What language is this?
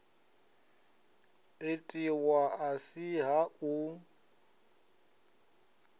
Venda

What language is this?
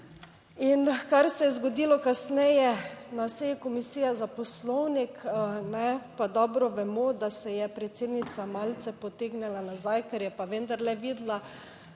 Slovenian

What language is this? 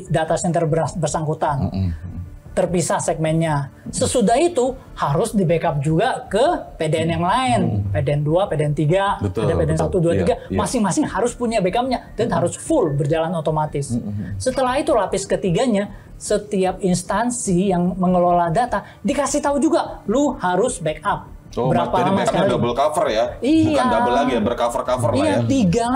Indonesian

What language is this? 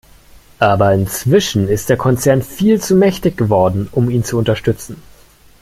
German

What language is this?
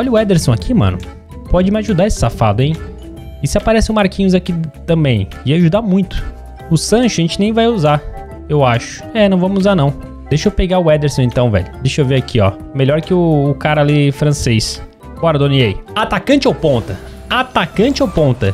Portuguese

